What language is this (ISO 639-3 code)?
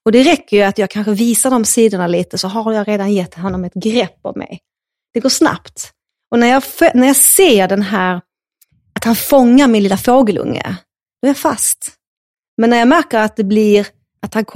swe